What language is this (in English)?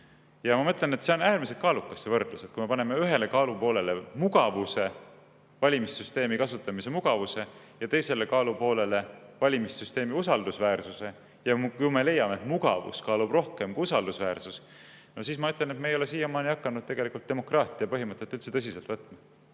Estonian